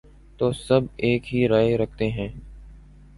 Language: Urdu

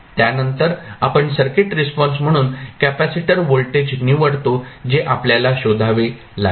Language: Marathi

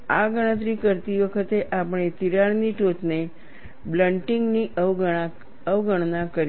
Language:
Gujarati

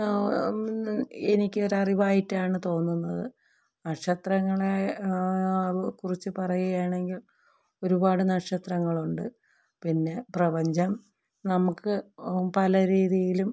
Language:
Malayalam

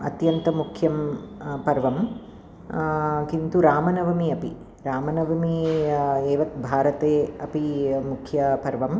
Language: Sanskrit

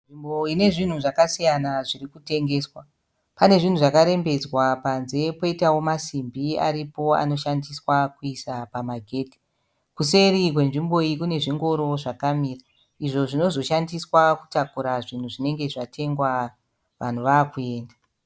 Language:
Shona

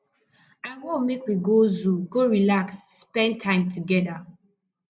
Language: Nigerian Pidgin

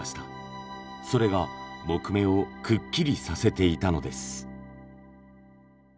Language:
Japanese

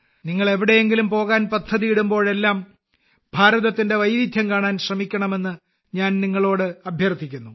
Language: Malayalam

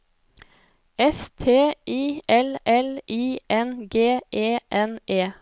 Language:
Norwegian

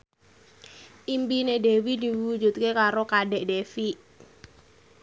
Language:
Javanese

